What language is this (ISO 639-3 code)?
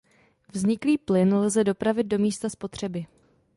ces